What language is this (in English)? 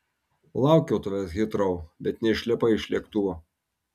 Lithuanian